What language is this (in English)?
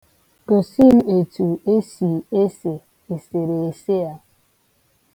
Igbo